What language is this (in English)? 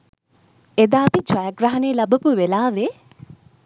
Sinhala